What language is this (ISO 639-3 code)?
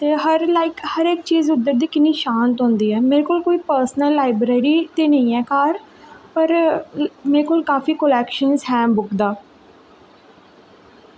doi